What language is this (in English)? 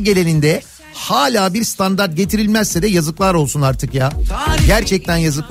Turkish